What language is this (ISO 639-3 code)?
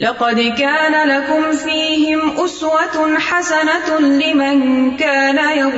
urd